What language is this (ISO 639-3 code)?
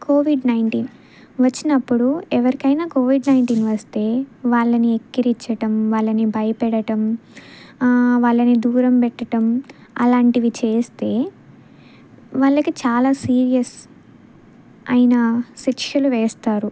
tel